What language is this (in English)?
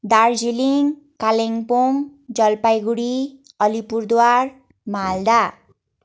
Nepali